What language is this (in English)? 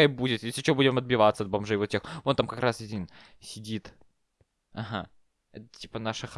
Russian